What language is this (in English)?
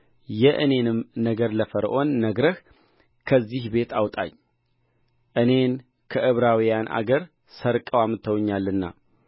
Amharic